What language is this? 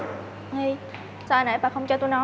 Vietnamese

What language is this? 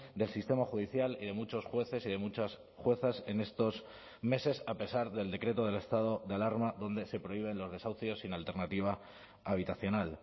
Spanish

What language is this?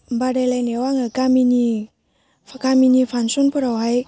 Bodo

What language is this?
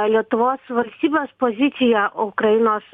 Lithuanian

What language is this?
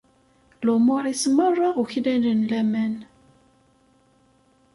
Kabyle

